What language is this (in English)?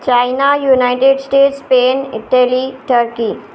Sindhi